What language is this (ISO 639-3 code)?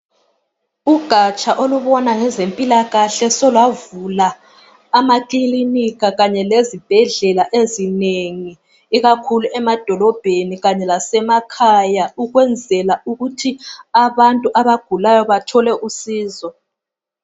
nde